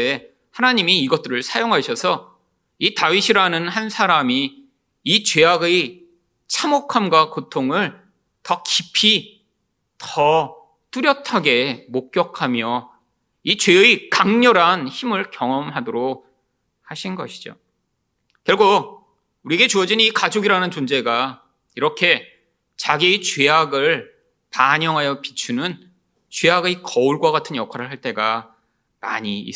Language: Korean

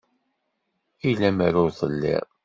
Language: Kabyle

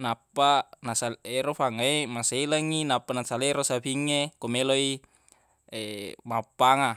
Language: Buginese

